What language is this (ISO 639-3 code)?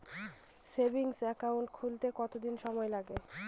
ben